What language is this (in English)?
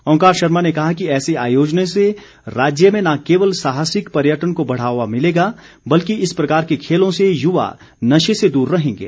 Hindi